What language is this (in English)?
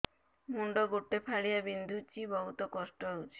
Odia